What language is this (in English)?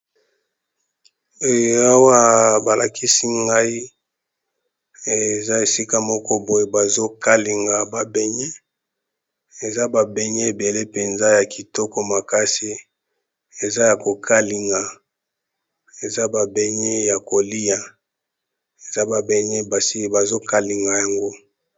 Lingala